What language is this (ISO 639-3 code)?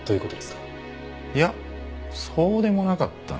jpn